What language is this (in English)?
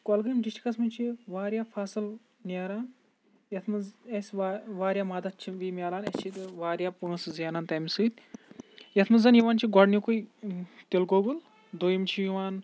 Kashmiri